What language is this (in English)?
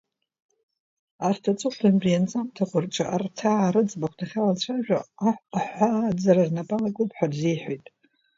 Abkhazian